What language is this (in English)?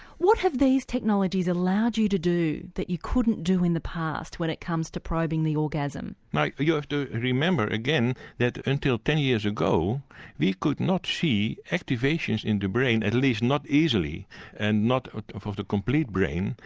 English